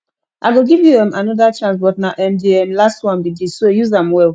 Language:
Nigerian Pidgin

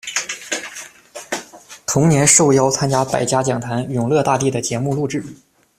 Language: Chinese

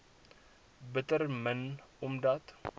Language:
Afrikaans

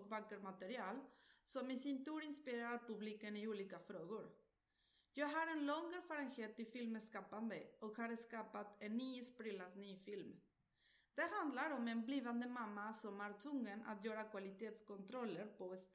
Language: Swedish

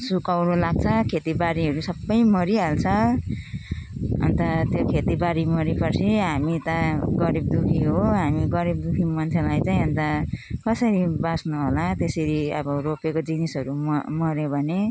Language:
Nepali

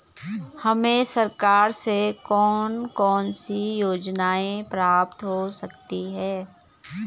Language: Hindi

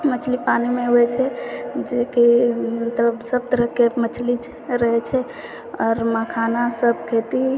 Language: Maithili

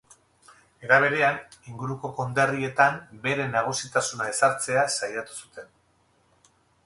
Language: Basque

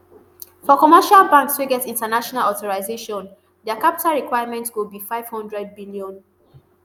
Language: Nigerian Pidgin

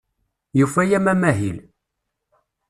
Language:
Kabyle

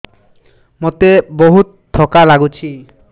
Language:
Odia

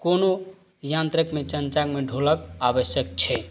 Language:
Maithili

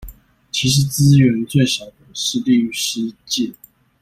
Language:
Chinese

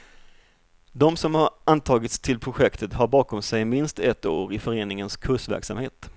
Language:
Swedish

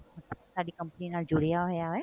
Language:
Punjabi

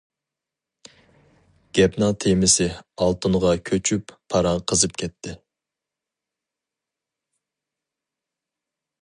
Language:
Uyghur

